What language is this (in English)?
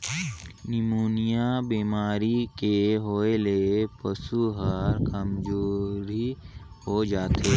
Chhattisgarhi